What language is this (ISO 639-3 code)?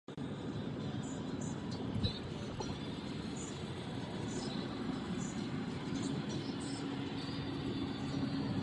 ces